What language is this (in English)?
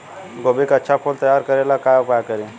Bhojpuri